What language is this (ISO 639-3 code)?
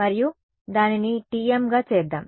tel